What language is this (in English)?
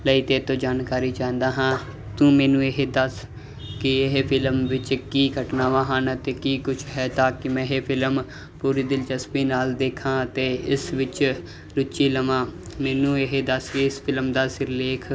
Punjabi